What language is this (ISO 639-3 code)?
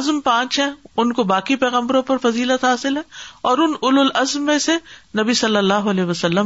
urd